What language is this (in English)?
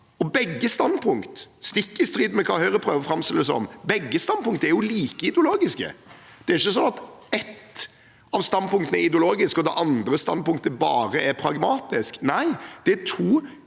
Norwegian